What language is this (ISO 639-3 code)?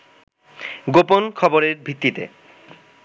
ben